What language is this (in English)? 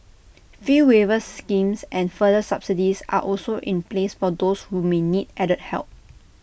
English